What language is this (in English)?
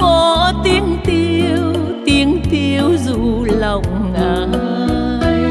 Vietnamese